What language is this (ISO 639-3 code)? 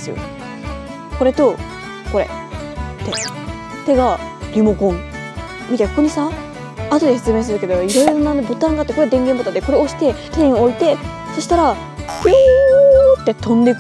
jpn